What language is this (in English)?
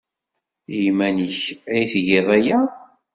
Kabyle